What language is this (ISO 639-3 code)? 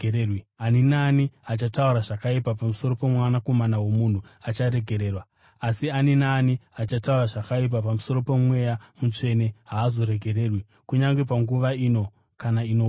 sna